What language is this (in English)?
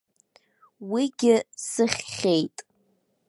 Abkhazian